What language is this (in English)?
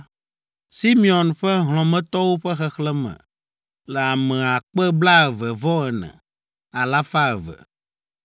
Ewe